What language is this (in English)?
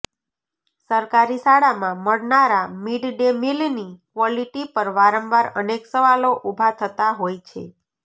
Gujarati